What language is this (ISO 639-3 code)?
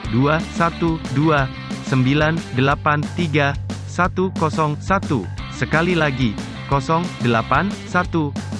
ind